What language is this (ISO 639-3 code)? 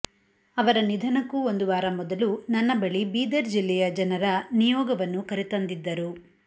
kan